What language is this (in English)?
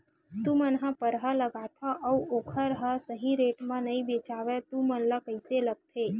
Chhattisgarhi